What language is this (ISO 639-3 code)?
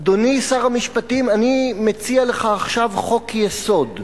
heb